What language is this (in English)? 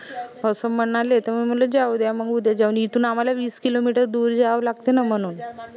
Marathi